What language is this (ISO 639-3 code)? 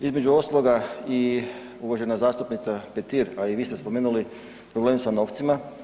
hrv